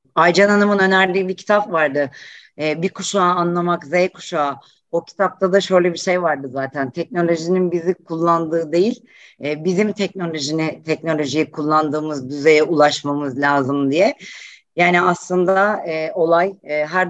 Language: Turkish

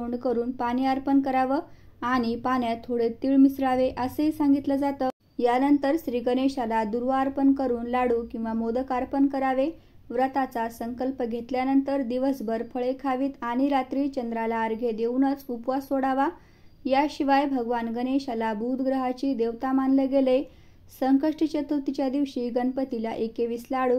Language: Marathi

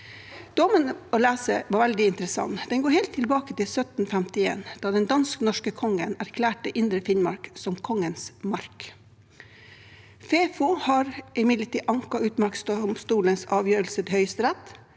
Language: Norwegian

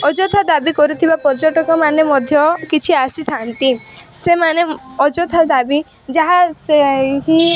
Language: Odia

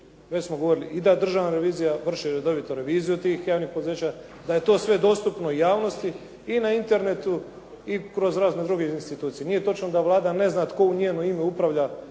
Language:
Croatian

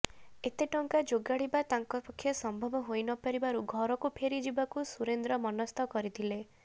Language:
Odia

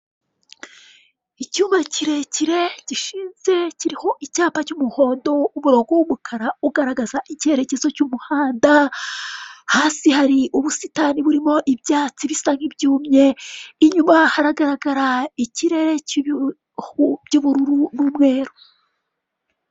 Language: Kinyarwanda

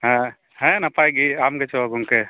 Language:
Santali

